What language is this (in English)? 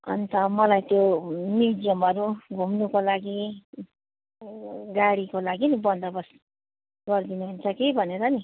Nepali